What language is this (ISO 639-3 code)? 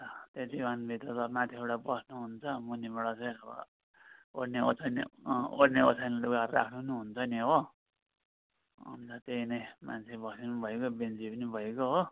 nep